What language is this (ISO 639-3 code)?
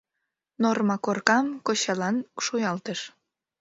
chm